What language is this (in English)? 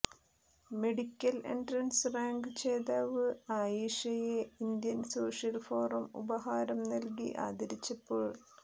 Malayalam